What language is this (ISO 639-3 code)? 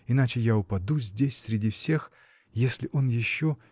rus